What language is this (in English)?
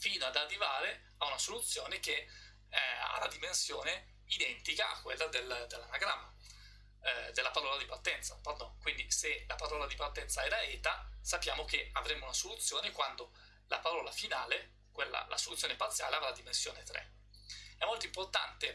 Italian